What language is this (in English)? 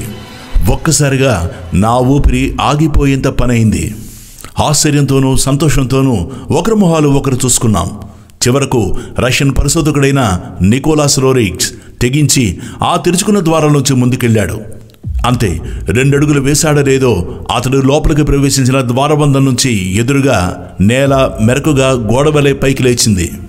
Telugu